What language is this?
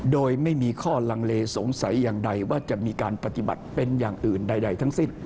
Thai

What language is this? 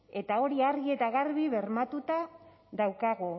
Basque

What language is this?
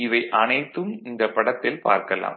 Tamil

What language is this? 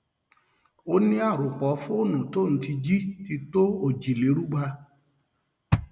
Yoruba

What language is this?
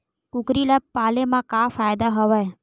Chhattisgarhi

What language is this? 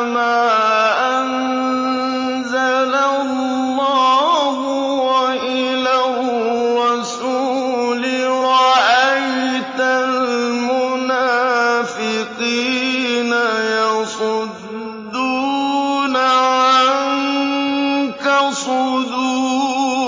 Arabic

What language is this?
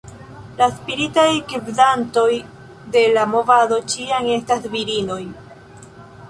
Esperanto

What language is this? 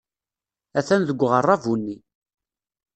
Kabyle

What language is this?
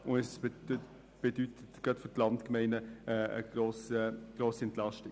Swiss German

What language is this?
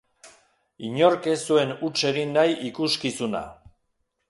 Basque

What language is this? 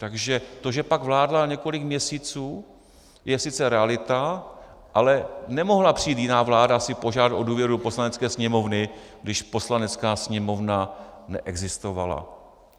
Czech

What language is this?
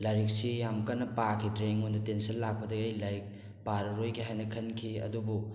Manipuri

